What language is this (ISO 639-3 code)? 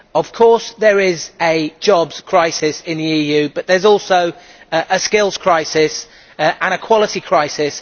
eng